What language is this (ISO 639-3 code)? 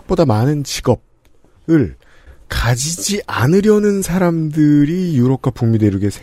kor